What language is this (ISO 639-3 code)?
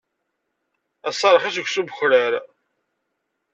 kab